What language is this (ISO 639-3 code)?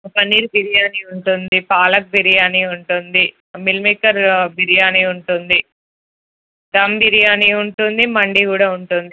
tel